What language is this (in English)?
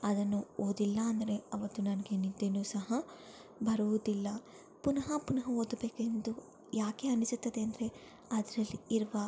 Kannada